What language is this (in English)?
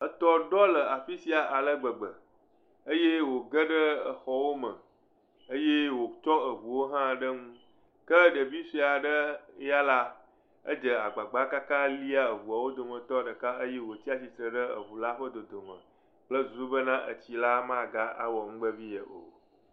Ewe